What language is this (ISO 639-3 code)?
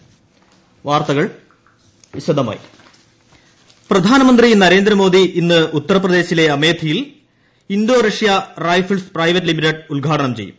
mal